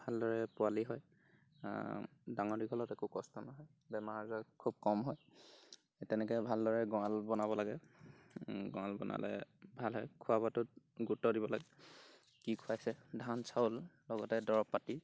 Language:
Assamese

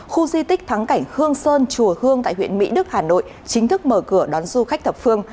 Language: Vietnamese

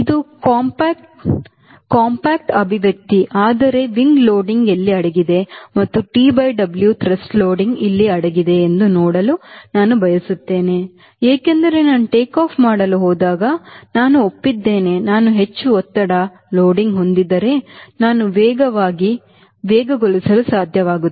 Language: Kannada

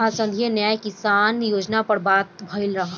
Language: Bhojpuri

